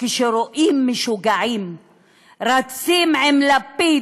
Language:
Hebrew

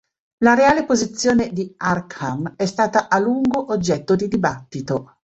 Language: Italian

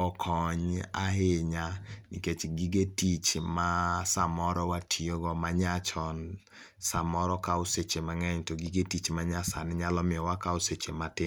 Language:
Luo (Kenya and Tanzania)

